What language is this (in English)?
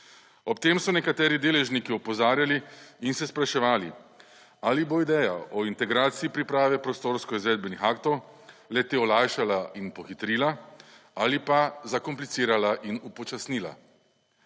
Slovenian